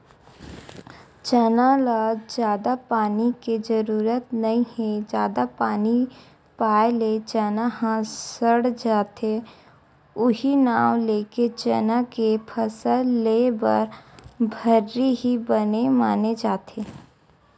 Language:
Chhattisgarhi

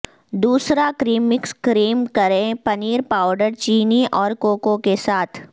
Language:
Urdu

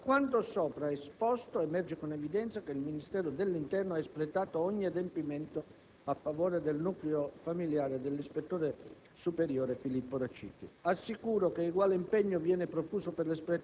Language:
Italian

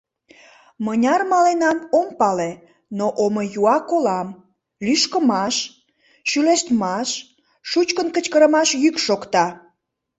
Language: Mari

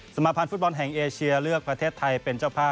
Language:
Thai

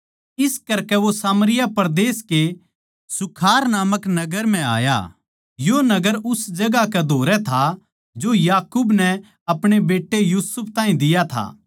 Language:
Haryanvi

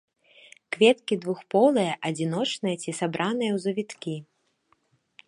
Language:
Belarusian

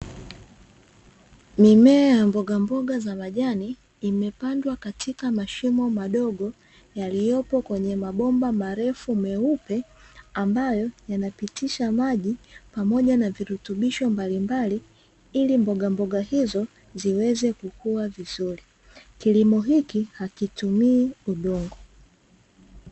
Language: Swahili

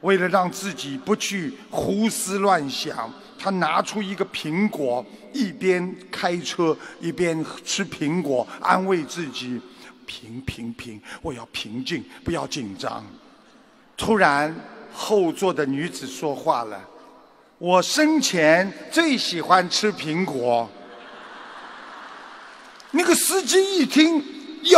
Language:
Chinese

